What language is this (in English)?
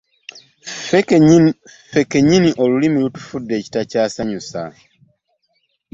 Ganda